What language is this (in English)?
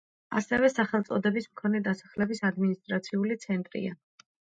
Georgian